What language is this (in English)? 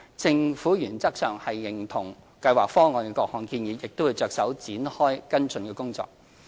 Cantonese